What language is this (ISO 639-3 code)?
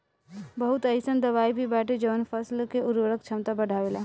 bho